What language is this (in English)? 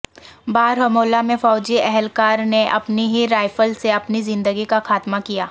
Urdu